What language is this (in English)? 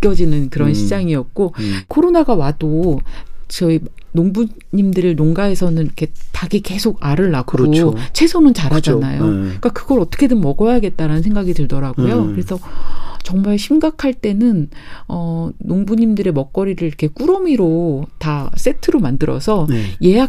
Korean